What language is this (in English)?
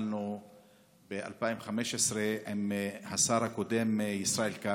Hebrew